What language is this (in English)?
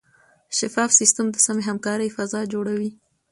Pashto